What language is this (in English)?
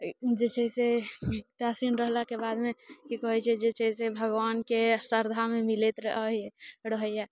Maithili